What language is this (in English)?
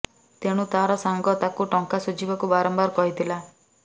Odia